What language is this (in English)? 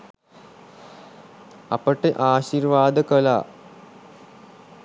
Sinhala